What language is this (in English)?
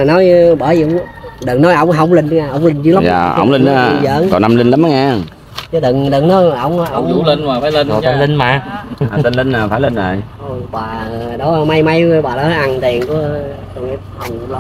Vietnamese